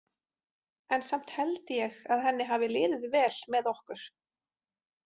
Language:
Icelandic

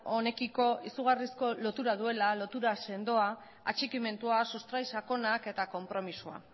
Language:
Basque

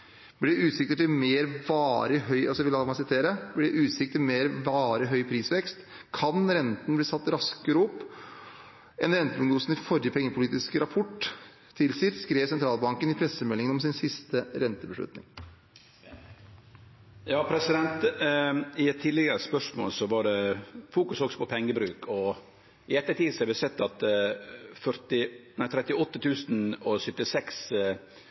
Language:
Norwegian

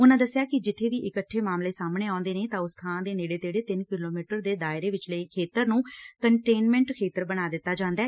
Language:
Punjabi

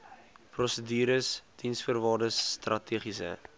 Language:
Afrikaans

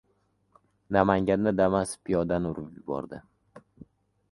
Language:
Uzbek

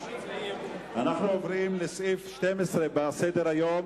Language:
Hebrew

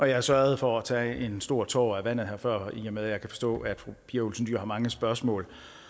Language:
Danish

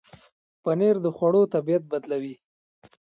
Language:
Pashto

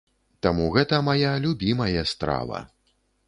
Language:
Belarusian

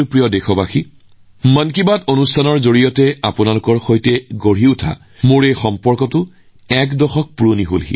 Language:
Assamese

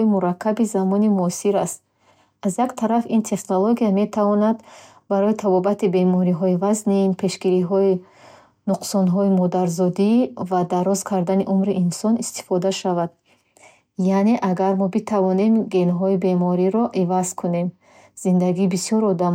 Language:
Bukharic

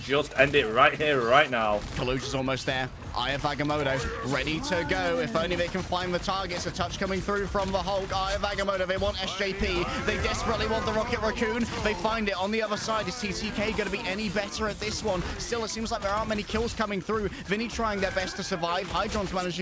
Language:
English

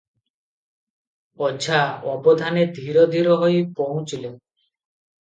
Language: Odia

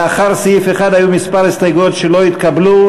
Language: Hebrew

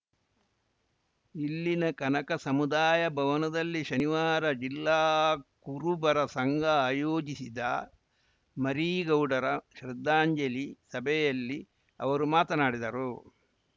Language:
Kannada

